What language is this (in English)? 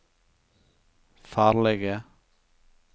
Norwegian